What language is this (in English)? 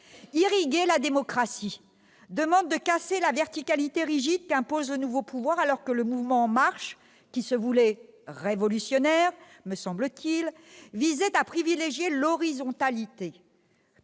French